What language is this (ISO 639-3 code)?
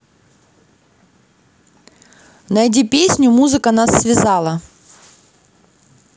rus